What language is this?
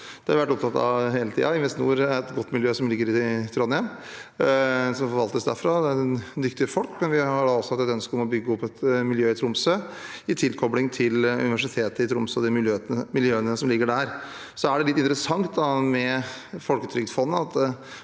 Norwegian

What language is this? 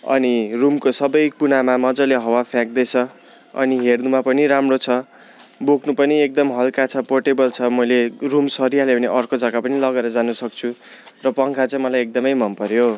Nepali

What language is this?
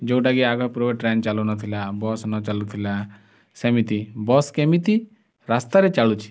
Odia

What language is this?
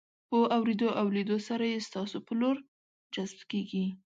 Pashto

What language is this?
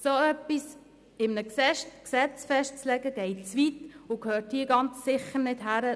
Swiss German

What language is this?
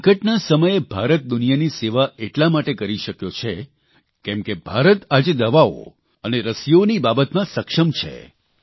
Gujarati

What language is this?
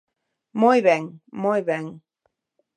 Galician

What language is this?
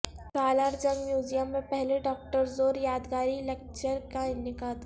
Urdu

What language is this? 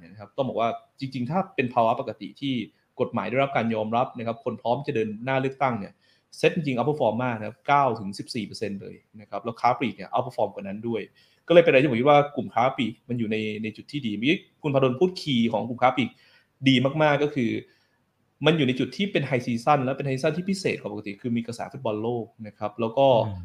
Thai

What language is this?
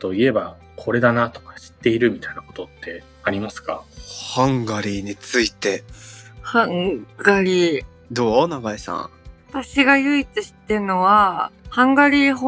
Japanese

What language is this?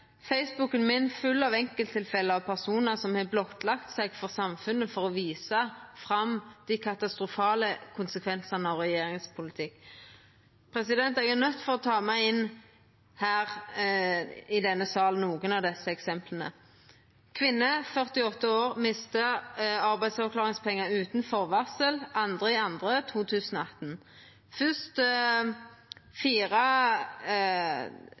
Norwegian Nynorsk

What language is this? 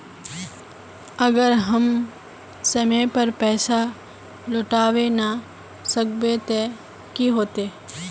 Magahi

